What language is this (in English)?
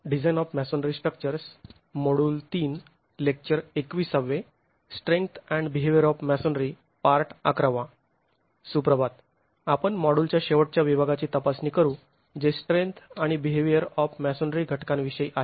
Marathi